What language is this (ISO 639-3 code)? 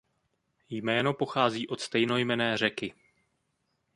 ces